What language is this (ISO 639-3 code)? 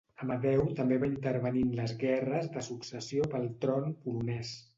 cat